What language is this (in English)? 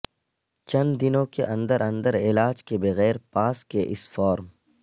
Urdu